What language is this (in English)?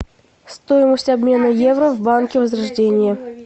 Russian